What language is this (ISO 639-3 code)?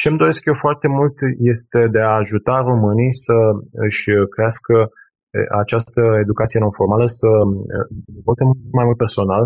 ron